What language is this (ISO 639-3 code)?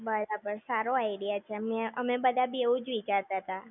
guj